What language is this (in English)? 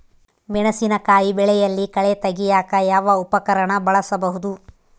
Kannada